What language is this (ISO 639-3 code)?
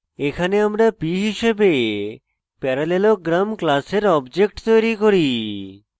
ben